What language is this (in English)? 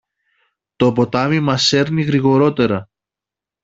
Greek